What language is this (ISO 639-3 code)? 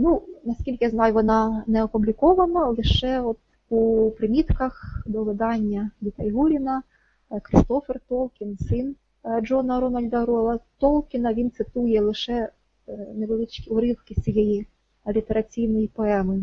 ukr